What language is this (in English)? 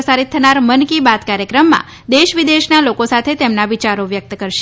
Gujarati